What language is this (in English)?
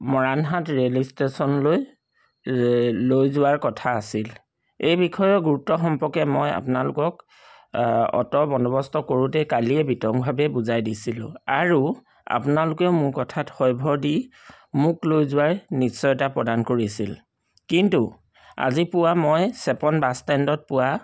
Assamese